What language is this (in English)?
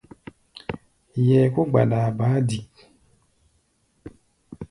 Gbaya